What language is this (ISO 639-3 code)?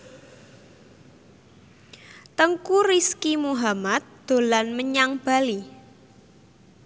jav